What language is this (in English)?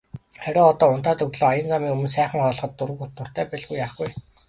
Mongolian